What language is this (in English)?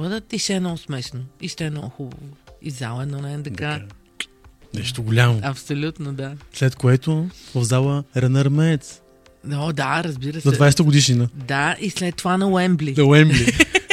Bulgarian